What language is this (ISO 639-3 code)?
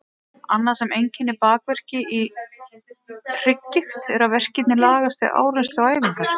isl